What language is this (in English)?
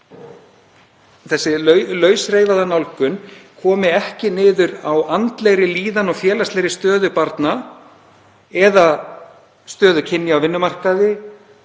Icelandic